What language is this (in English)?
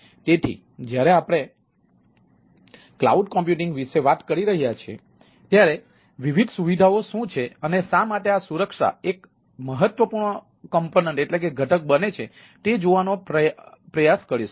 Gujarati